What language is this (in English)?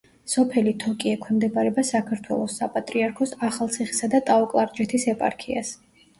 Georgian